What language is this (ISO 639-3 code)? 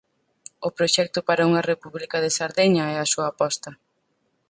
glg